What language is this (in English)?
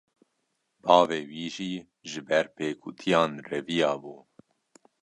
Kurdish